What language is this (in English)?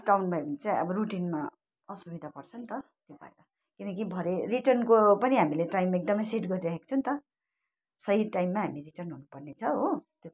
Nepali